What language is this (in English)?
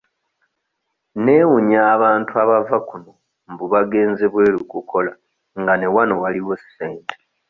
Ganda